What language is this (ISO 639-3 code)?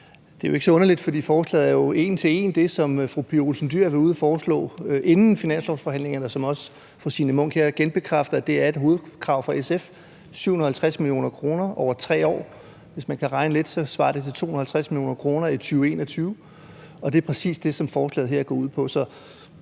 dan